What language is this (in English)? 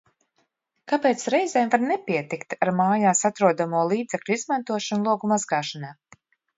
Latvian